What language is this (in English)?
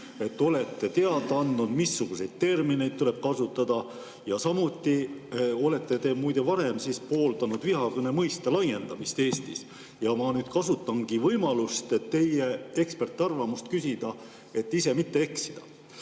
Estonian